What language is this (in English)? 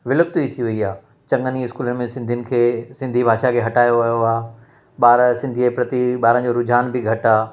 Sindhi